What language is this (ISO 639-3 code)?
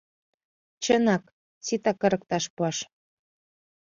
chm